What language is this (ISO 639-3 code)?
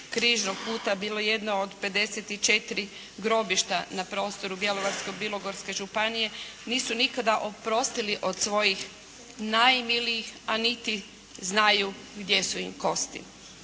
hrv